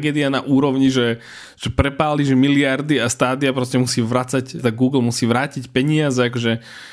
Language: Slovak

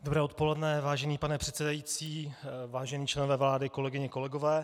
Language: Czech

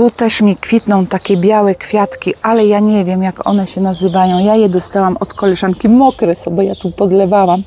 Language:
Polish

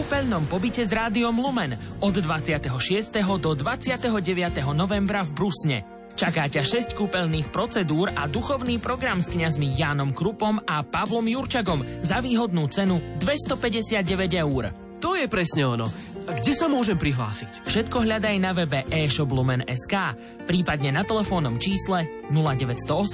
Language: Slovak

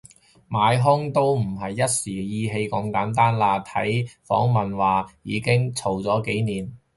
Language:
Cantonese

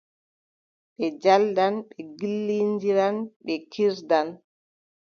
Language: Adamawa Fulfulde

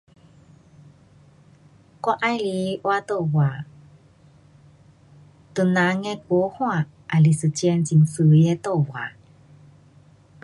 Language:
Pu-Xian Chinese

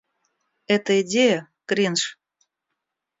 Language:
Russian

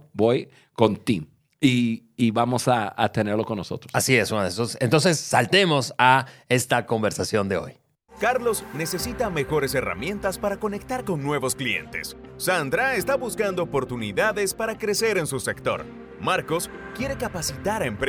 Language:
Spanish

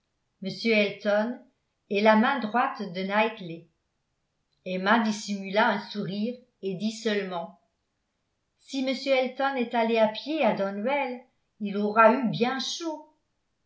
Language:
French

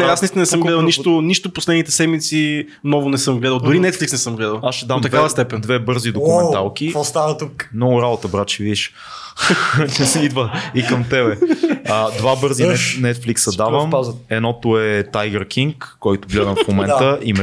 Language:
Bulgarian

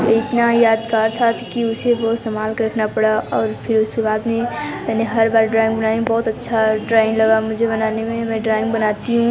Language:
Hindi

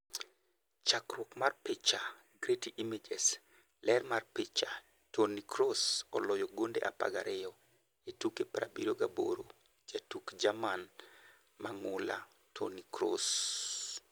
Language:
Luo (Kenya and Tanzania)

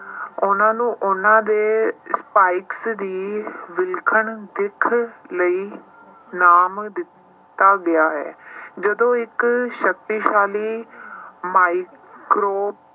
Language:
Punjabi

